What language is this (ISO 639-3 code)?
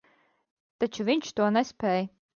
lav